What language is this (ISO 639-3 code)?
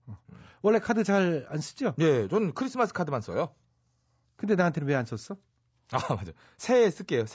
kor